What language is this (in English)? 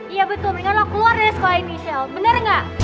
Indonesian